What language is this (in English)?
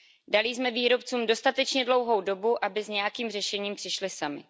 Czech